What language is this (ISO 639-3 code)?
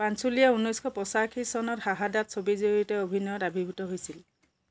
asm